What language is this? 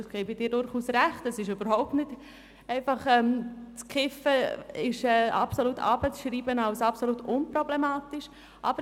Swiss German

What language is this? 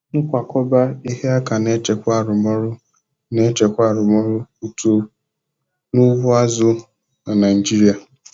Igbo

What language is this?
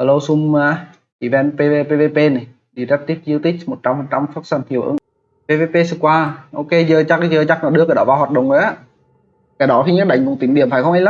Vietnamese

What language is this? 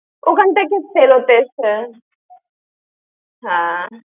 Bangla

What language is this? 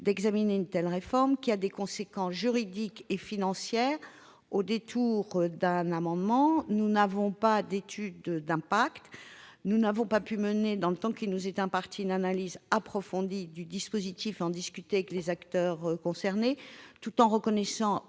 French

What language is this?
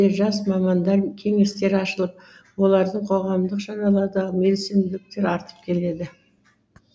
Kazakh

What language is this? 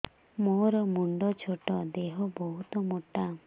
Odia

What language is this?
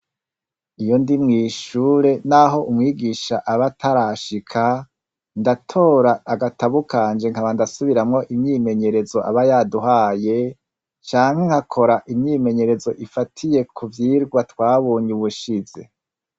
Rundi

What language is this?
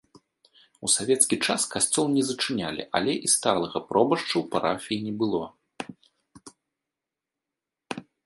Belarusian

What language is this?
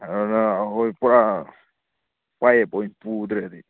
Manipuri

